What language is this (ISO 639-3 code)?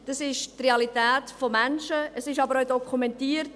gsw